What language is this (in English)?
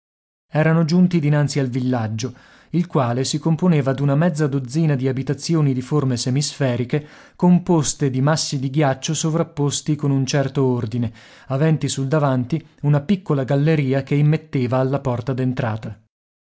Italian